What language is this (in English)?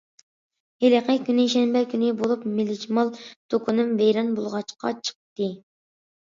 Uyghur